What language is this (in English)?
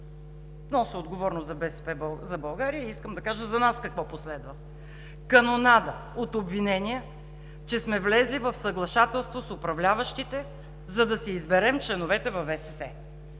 Bulgarian